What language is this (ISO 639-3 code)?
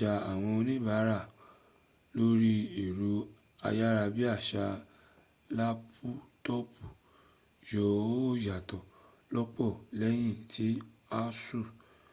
yor